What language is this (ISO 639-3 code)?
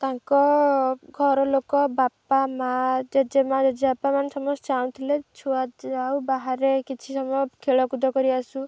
ori